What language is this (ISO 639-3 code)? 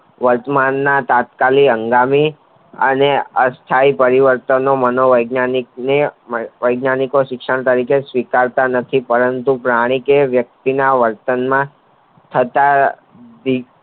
guj